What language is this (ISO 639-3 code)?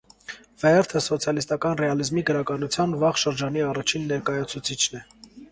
hye